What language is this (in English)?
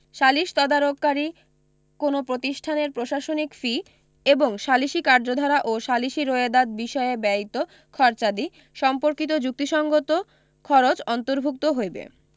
Bangla